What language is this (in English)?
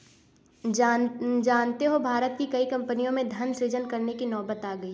Hindi